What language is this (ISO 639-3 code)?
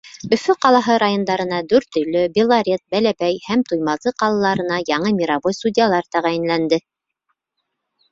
bak